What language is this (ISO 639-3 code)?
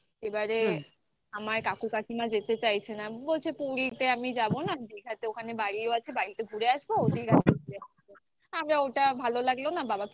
ben